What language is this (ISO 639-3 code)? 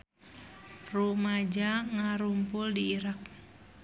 sun